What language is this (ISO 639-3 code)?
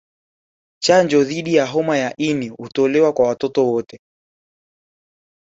swa